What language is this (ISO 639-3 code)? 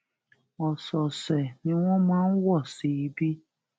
yor